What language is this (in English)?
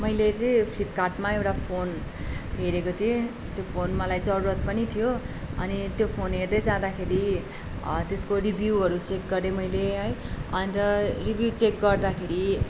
Nepali